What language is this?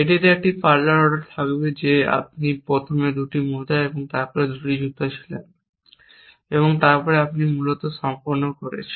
Bangla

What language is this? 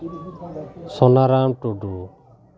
Santali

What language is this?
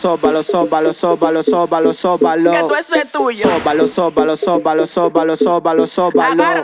Portuguese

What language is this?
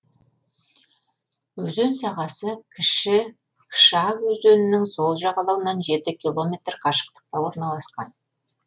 Kazakh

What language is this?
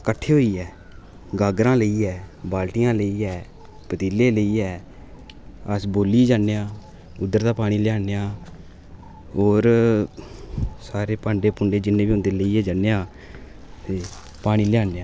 Dogri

